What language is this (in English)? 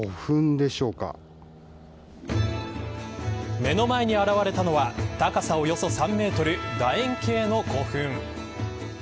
Japanese